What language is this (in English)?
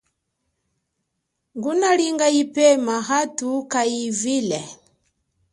Chokwe